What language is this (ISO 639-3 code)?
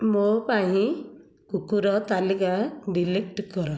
ori